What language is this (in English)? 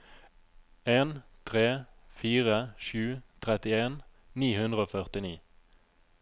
Norwegian